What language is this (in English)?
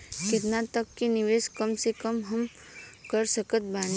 Bhojpuri